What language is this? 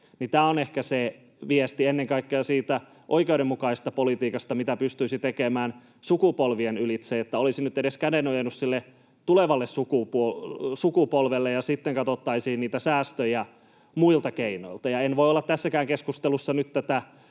Finnish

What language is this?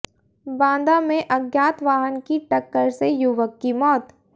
Hindi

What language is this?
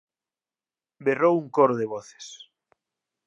Galician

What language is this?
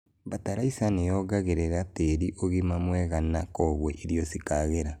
Kikuyu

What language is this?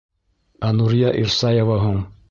Bashkir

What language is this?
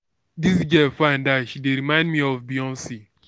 Nigerian Pidgin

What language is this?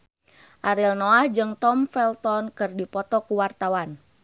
Sundanese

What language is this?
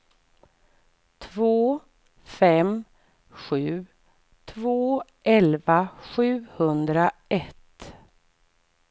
Swedish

